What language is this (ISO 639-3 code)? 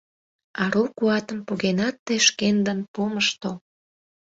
chm